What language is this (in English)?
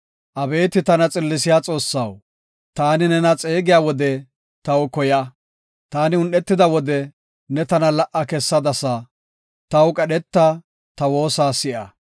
Gofa